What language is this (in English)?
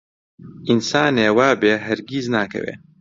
Central Kurdish